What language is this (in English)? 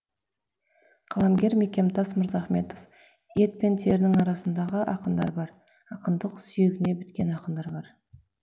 Kazakh